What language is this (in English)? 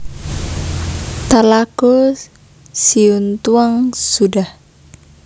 Javanese